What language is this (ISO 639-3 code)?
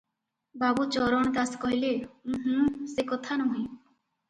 ori